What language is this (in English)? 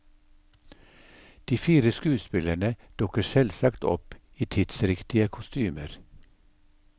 Norwegian